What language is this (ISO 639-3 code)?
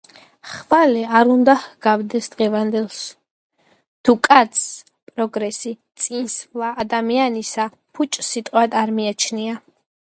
kat